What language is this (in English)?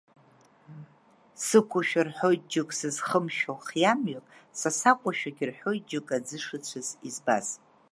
Abkhazian